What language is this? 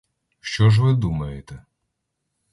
Ukrainian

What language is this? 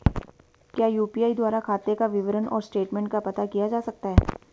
Hindi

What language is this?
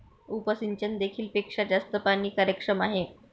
Marathi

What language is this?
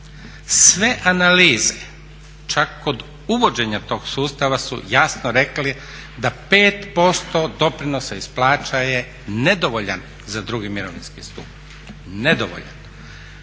Croatian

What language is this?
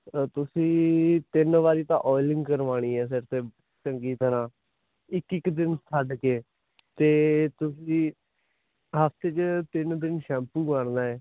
Punjabi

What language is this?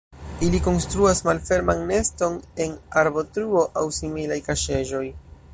Esperanto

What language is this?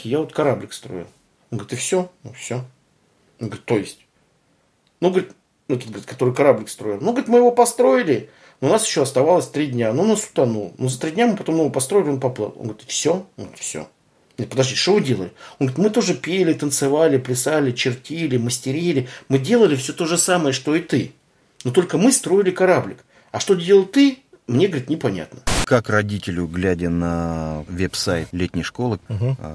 Russian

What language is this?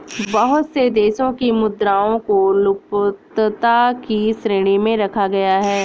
Hindi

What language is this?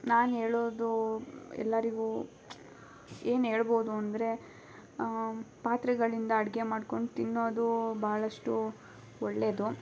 Kannada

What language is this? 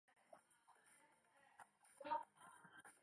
Chinese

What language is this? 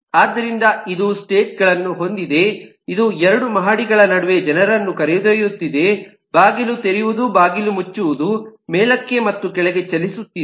Kannada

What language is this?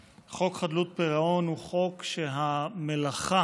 Hebrew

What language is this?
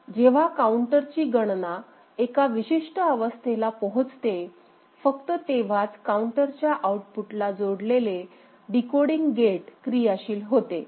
Marathi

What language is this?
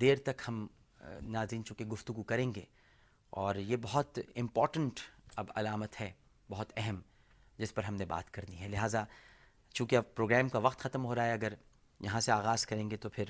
Urdu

